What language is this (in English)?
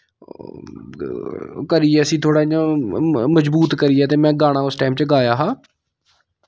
Dogri